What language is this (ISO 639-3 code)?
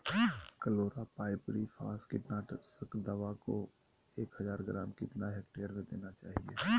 mag